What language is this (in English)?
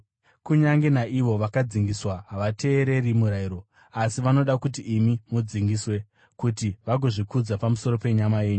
Shona